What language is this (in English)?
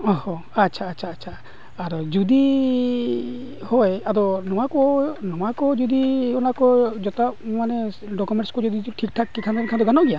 Santali